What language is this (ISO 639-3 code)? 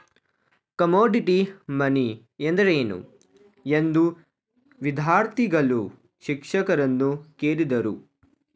kan